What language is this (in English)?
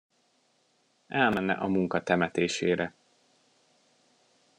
Hungarian